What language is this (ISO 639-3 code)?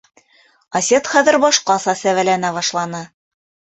bak